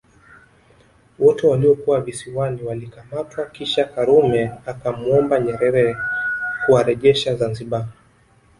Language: Swahili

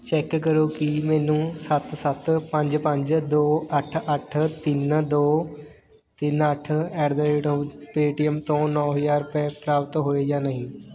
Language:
Punjabi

